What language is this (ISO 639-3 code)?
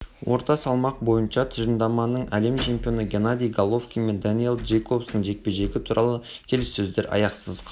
kaz